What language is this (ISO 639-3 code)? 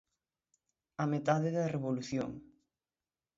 glg